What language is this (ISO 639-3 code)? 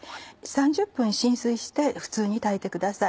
jpn